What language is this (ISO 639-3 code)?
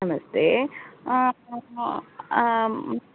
san